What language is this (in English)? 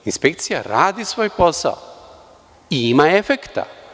Serbian